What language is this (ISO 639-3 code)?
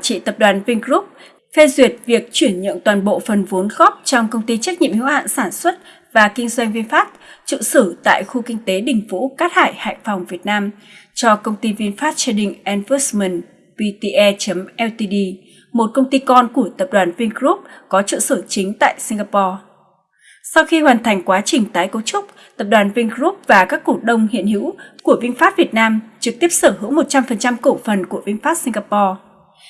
vie